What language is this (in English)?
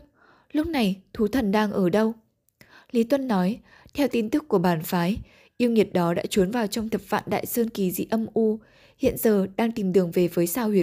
Vietnamese